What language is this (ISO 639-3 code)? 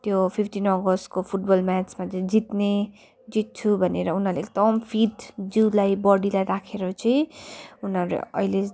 nep